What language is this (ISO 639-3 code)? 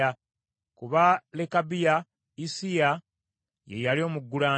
lug